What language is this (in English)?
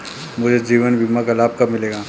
Hindi